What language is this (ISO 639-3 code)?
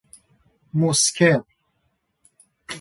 fas